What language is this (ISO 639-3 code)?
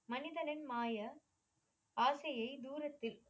tam